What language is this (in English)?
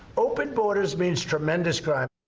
English